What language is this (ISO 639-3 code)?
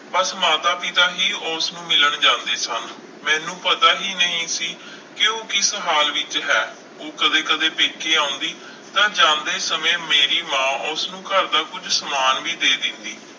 pan